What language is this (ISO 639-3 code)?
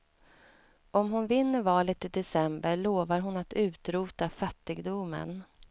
swe